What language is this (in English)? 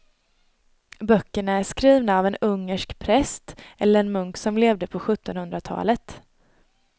Swedish